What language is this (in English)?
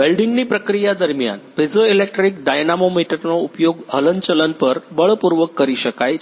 Gujarati